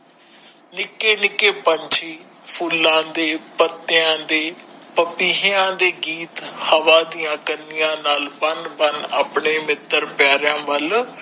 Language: Punjabi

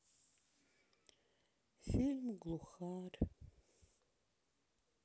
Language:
Russian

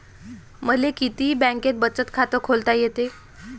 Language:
Marathi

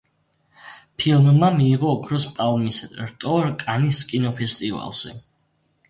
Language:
Georgian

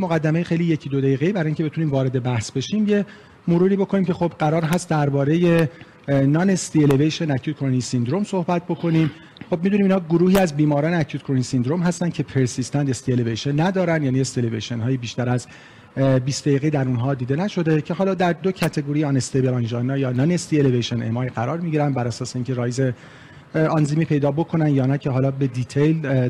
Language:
Persian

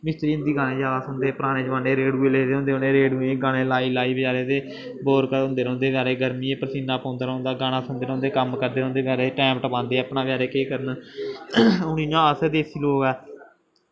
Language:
Dogri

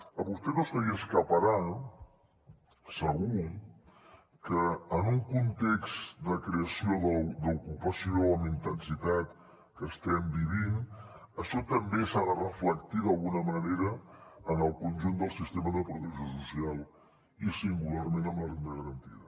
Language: Catalan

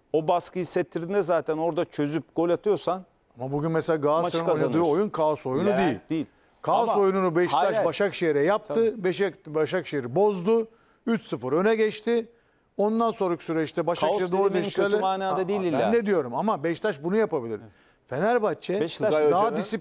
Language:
Turkish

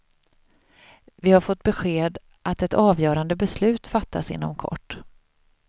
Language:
Swedish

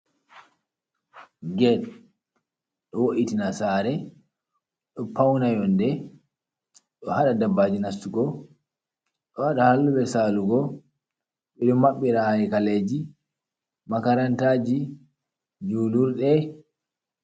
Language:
Fula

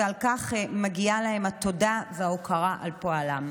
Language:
Hebrew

